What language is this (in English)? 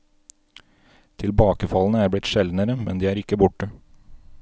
Norwegian